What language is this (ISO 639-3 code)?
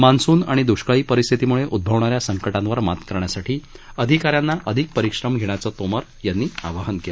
mar